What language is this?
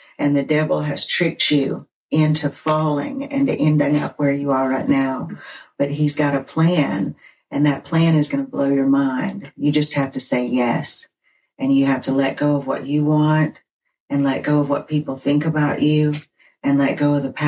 English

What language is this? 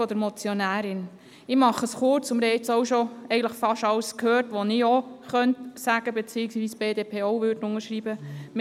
Swiss German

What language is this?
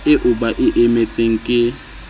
Southern Sotho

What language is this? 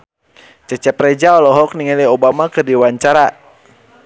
Sundanese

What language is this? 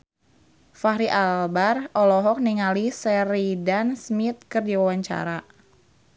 Sundanese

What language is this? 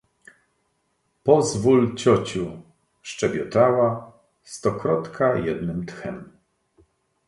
Polish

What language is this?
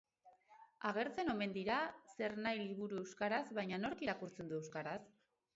Basque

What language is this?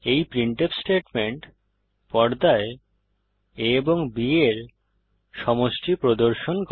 Bangla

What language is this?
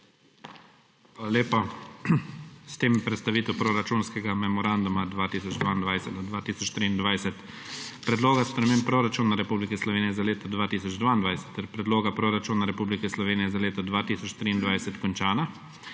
Slovenian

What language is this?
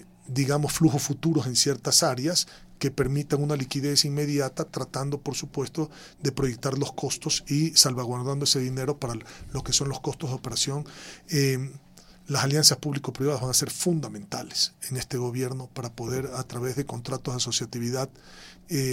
Spanish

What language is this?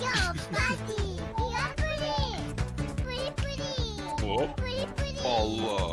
Turkish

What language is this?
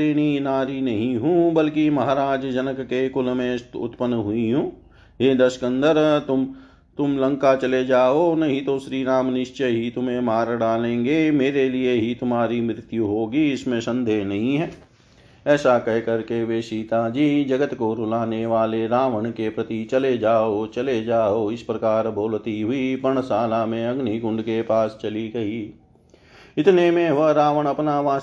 Hindi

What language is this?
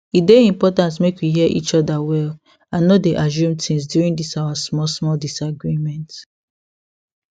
Nigerian Pidgin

